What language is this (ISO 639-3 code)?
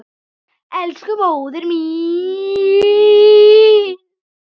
isl